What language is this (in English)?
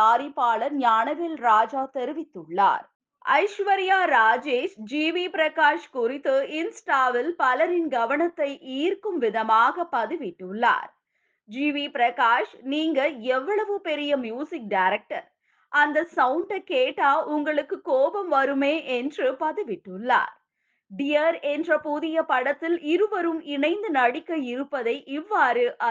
Tamil